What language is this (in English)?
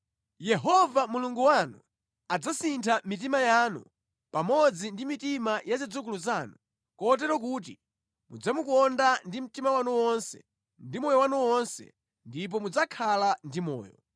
Nyanja